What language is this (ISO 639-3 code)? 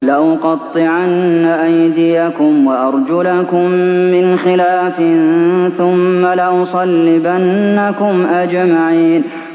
ara